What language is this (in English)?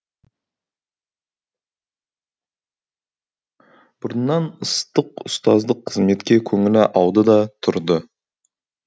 Kazakh